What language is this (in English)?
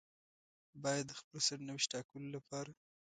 Pashto